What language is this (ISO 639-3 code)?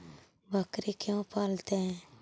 mag